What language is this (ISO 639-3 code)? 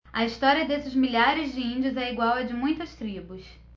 por